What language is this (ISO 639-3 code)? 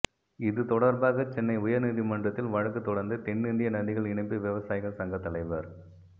tam